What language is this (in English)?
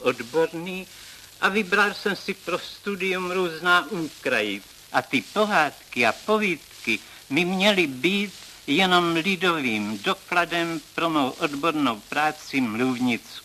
Czech